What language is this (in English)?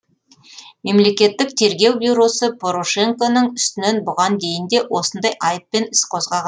Kazakh